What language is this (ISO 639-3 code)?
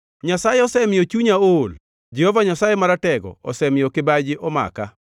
luo